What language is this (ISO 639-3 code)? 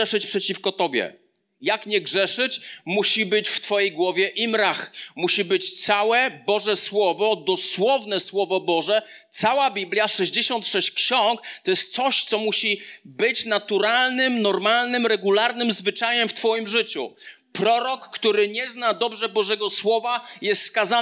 pol